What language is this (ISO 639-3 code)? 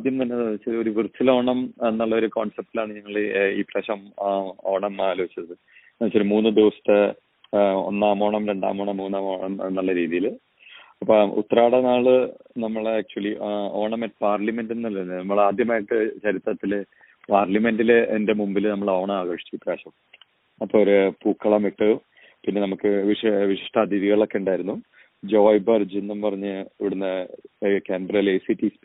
mal